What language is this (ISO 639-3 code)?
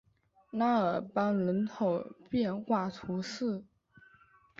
zho